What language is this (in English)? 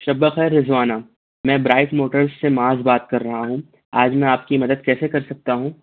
Urdu